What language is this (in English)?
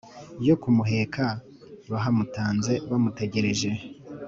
Kinyarwanda